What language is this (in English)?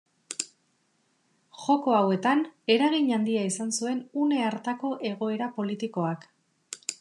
Basque